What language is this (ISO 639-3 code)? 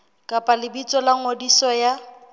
sot